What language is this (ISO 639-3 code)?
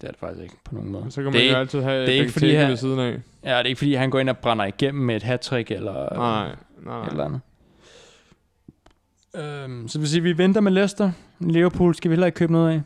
dan